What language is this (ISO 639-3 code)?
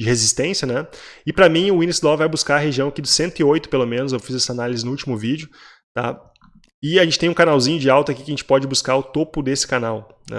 por